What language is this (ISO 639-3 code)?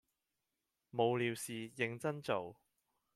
yue